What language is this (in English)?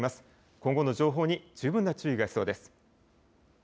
Japanese